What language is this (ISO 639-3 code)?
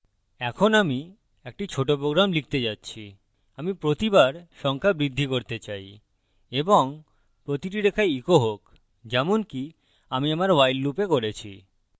ben